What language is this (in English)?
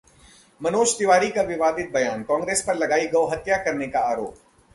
Hindi